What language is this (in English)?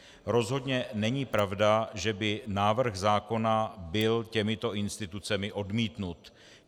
Czech